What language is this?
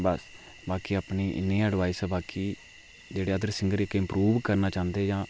Dogri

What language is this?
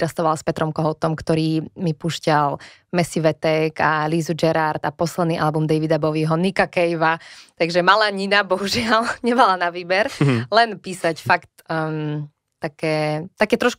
Slovak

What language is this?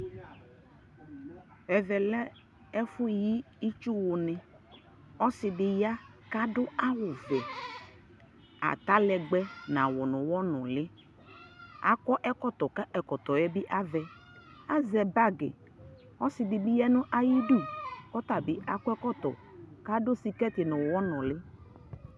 Ikposo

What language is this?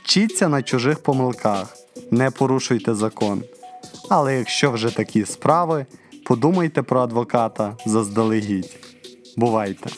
Ukrainian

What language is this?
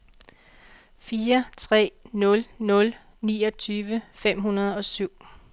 Danish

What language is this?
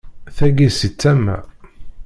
Kabyle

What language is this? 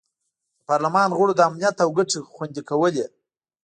Pashto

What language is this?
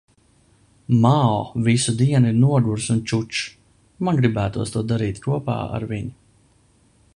Latvian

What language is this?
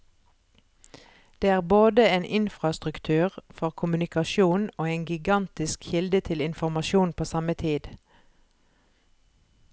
Norwegian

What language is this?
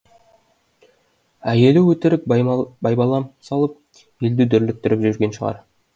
Kazakh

